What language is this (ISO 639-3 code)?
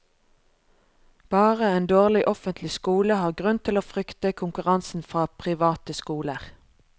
nor